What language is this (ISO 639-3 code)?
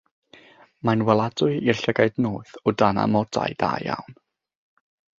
cym